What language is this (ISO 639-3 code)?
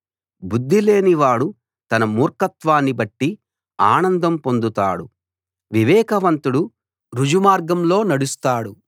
tel